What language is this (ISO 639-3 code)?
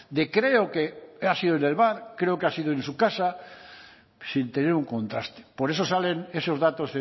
spa